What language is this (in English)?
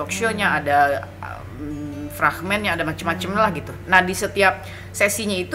Indonesian